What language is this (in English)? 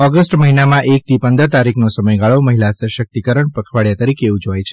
Gujarati